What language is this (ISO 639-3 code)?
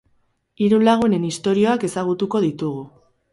eus